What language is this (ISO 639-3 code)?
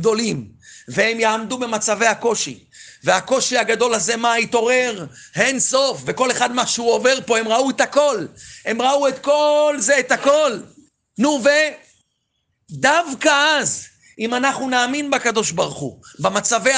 heb